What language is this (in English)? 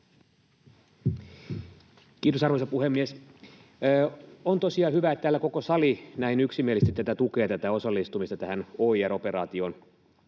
Finnish